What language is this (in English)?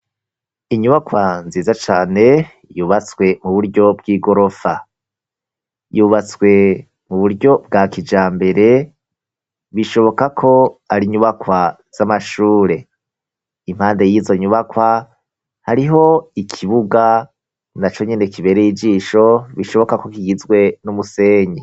Rundi